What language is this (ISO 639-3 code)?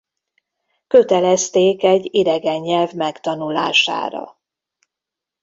hun